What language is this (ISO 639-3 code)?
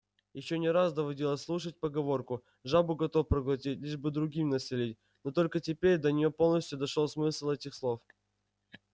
rus